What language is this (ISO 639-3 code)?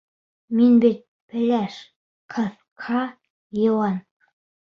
bak